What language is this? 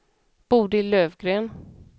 Swedish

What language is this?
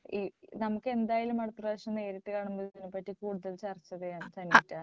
Malayalam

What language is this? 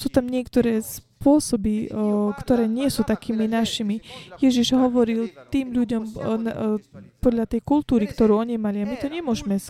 Slovak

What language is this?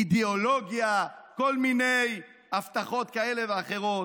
Hebrew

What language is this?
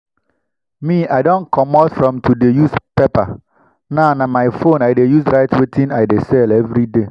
Nigerian Pidgin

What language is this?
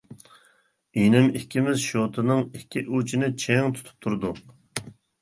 Uyghur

